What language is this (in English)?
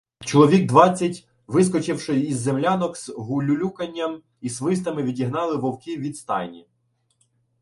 Ukrainian